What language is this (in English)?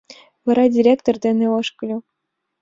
Mari